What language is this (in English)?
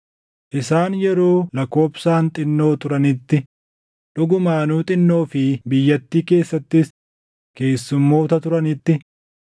Oromo